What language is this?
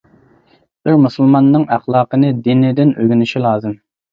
Uyghur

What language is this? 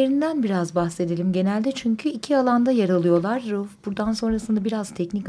Turkish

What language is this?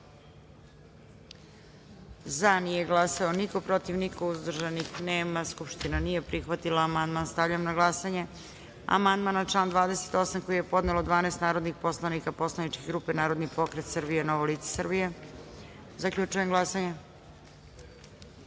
Serbian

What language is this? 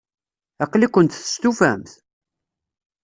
Kabyle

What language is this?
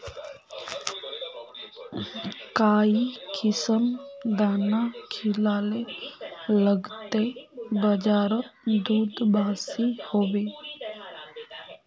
Magahi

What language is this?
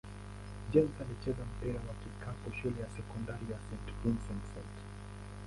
Swahili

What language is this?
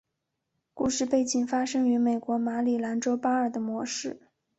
Chinese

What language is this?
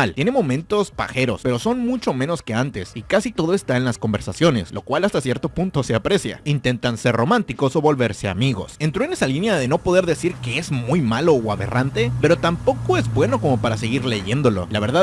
Spanish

